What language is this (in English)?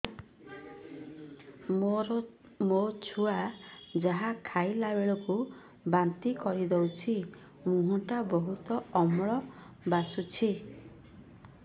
Odia